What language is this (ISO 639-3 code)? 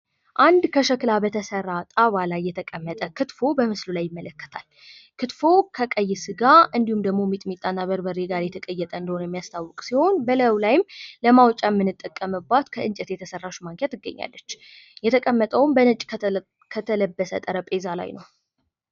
amh